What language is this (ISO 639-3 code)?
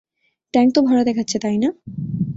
ben